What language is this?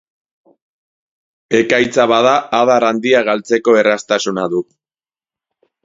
Basque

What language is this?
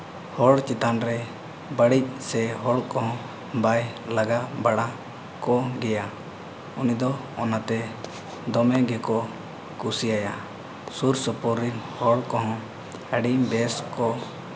Santali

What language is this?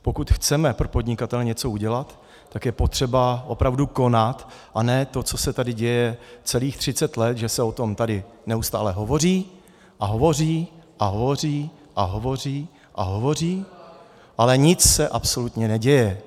Czech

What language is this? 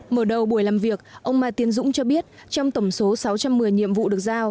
Vietnamese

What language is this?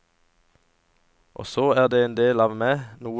Norwegian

